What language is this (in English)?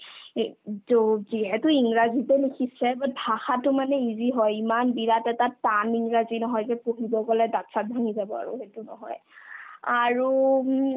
Assamese